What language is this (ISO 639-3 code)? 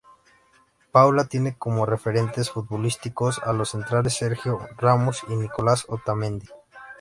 spa